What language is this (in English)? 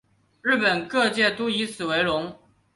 Chinese